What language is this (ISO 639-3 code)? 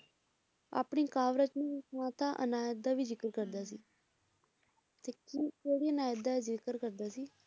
pan